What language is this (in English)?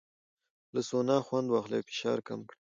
Pashto